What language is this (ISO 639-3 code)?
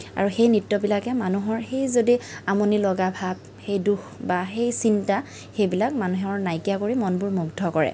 asm